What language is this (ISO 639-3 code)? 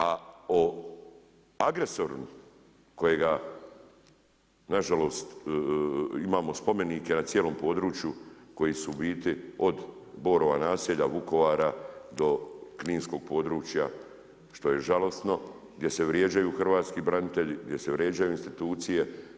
hrv